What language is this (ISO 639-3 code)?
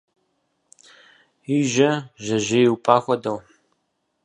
kbd